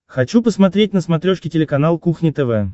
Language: Russian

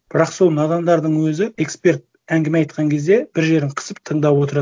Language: Kazakh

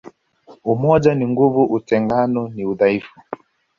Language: Swahili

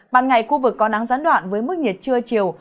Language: Vietnamese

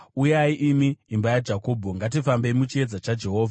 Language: Shona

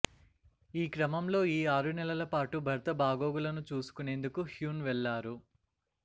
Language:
Telugu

